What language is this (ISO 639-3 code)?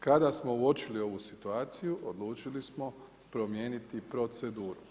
hrv